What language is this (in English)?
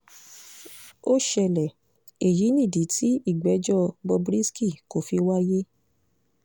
Yoruba